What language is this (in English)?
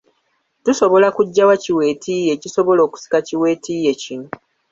Ganda